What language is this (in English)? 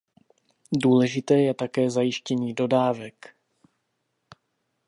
Czech